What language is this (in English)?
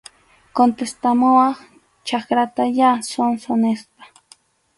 Arequipa-La Unión Quechua